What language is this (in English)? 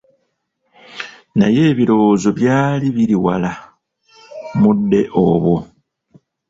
Ganda